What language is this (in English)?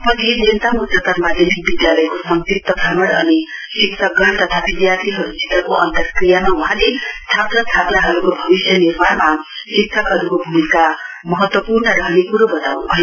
Nepali